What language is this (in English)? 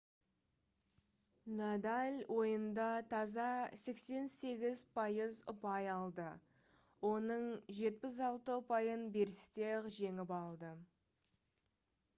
Kazakh